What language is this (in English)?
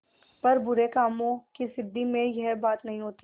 Hindi